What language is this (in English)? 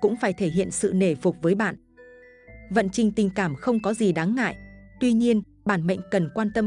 Vietnamese